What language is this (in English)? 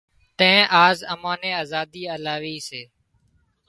Wadiyara Koli